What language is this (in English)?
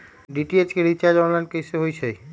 Magahi